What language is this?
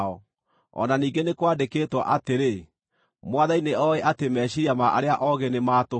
Kikuyu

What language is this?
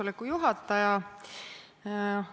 Estonian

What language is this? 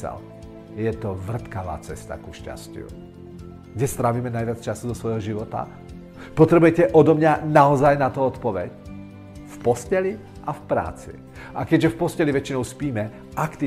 Czech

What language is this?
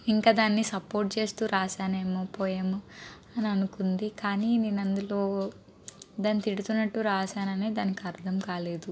Telugu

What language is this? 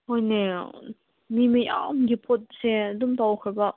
Manipuri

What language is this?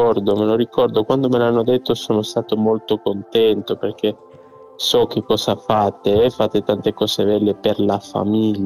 Italian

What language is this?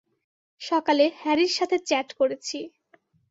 Bangla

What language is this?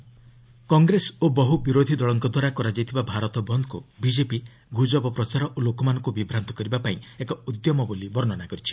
Odia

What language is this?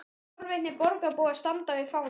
Icelandic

